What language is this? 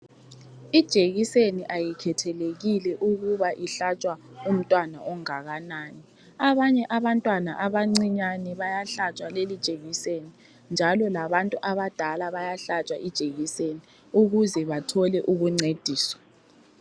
North Ndebele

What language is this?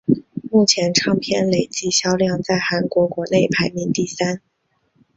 Chinese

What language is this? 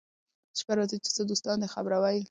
Pashto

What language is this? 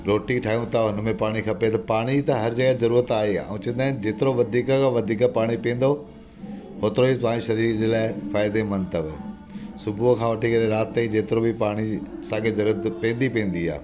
Sindhi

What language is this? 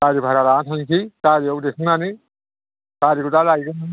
Bodo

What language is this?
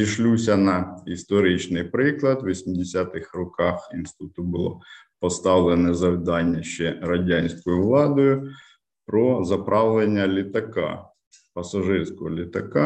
Ukrainian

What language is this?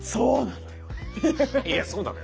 Japanese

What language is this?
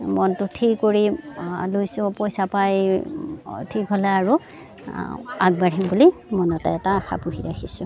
Assamese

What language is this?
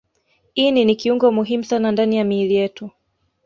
Swahili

